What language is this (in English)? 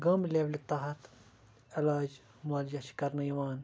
Kashmiri